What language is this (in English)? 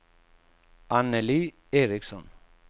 Swedish